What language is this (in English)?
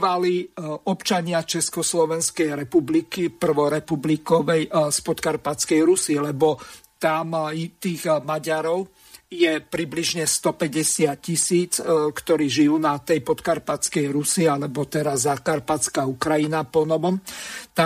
Slovak